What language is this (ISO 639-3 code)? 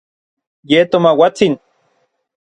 nlv